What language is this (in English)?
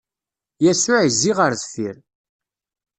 Kabyle